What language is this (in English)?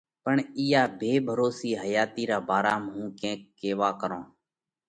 Parkari Koli